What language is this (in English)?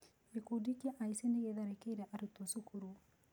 Kikuyu